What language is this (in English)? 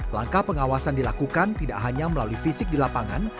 Indonesian